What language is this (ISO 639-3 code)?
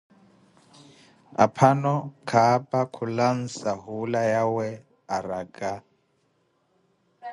eko